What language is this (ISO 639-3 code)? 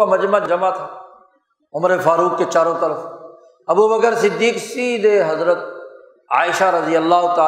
urd